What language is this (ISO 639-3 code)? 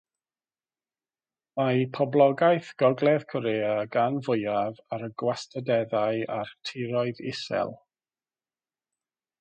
cym